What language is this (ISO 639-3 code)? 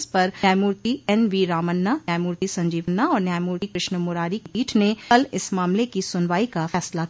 hin